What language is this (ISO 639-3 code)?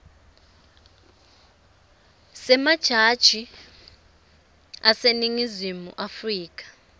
ssw